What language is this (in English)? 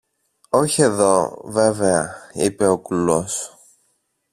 Greek